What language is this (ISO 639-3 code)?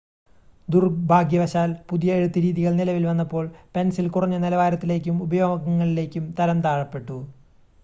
mal